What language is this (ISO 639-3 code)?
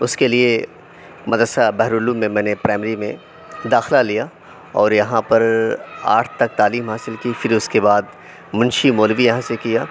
urd